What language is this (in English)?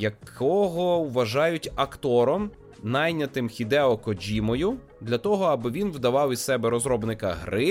Ukrainian